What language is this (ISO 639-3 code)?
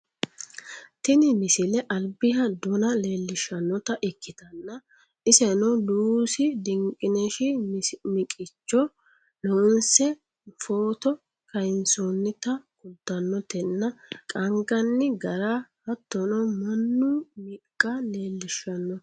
sid